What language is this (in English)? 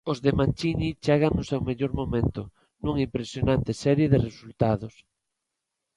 Galician